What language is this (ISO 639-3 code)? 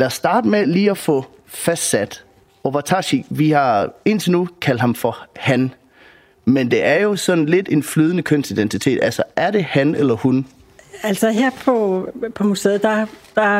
dan